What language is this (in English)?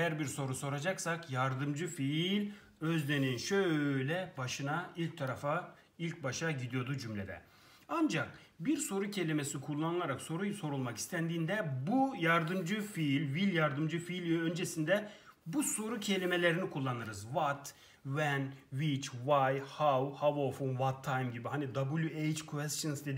Turkish